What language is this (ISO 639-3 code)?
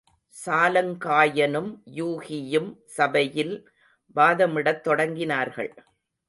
tam